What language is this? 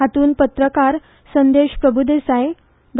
Konkani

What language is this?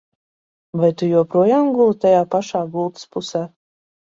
Latvian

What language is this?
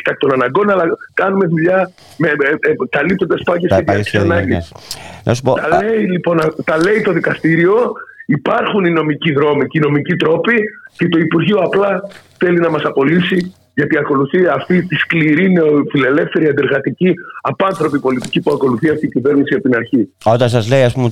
Greek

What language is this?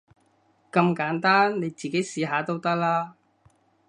Cantonese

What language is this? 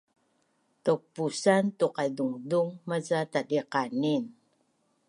Bunun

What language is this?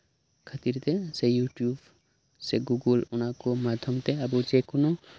Santali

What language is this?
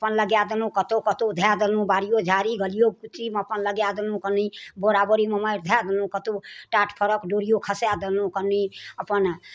Maithili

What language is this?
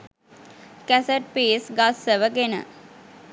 Sinhala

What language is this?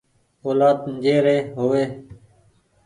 Goaria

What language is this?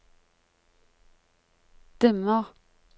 Norwegian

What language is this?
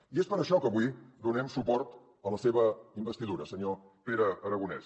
Catalan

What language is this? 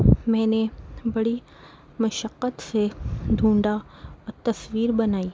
Urdu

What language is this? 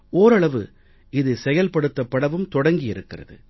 Tamil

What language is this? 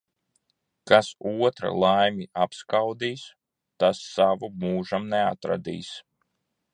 Latvian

